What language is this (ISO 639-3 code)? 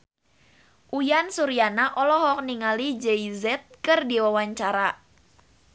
sun